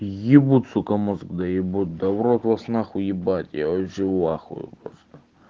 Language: Russian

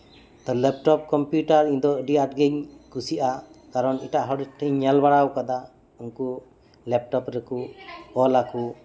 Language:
Santali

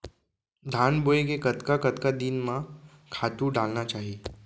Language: Chhattisgarhi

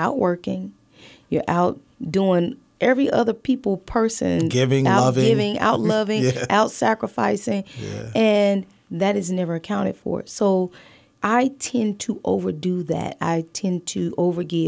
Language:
English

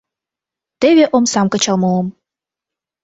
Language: Mari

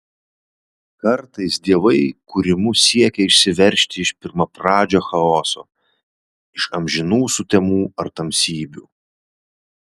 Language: Lithuanian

